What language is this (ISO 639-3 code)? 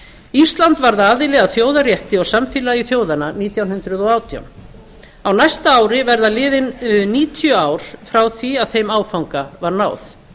isl